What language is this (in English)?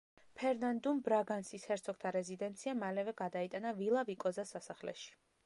Georgian